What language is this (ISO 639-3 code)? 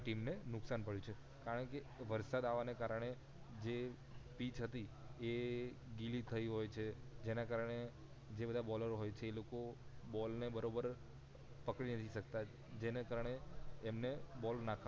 guj